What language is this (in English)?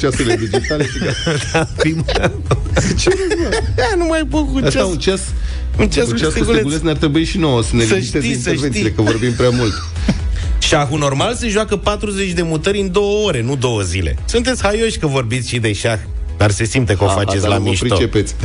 Romanian